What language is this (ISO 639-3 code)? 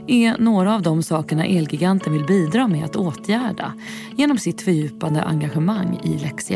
swe